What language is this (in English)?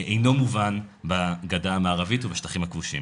Hebrew